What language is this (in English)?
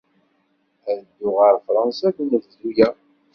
Kabyle